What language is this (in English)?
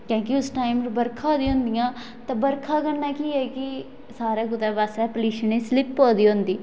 Dogri